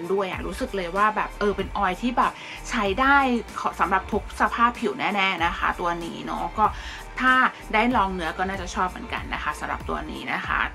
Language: Thai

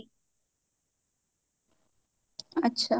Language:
Odia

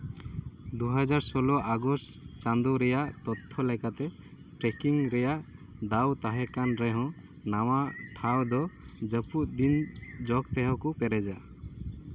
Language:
Santali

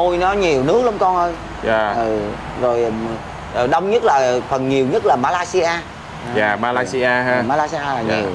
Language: Vietnamese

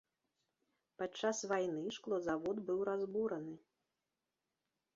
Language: Belarusian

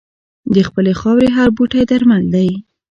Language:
Pashto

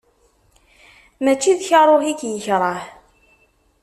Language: Kabyle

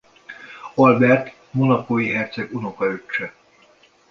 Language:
Hungarian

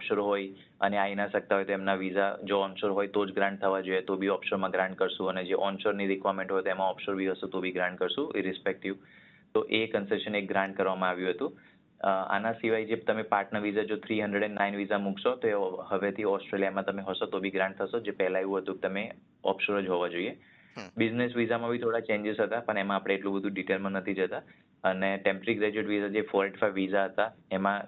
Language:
Gujarati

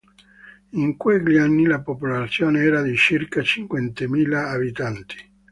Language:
Italian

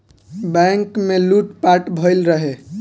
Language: Bhojpuri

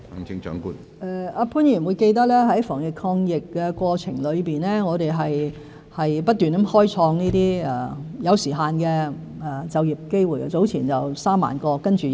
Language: Cantonese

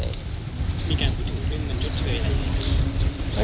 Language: Thai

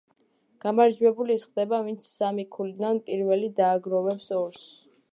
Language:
Georgian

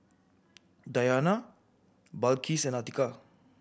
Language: English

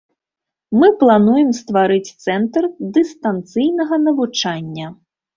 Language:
Belarusian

